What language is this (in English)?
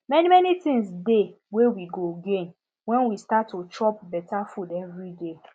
Nigerian Pidgin